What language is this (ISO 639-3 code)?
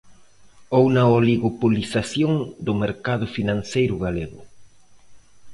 glg